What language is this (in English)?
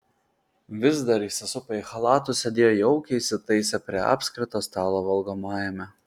Lithuanian